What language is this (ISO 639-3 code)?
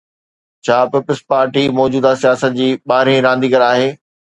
snd